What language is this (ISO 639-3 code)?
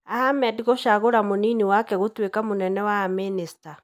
kik